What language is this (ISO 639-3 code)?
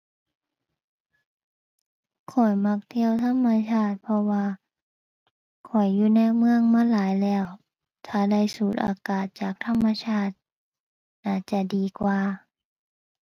tha